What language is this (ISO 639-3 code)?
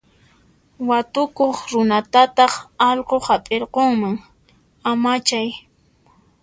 qxp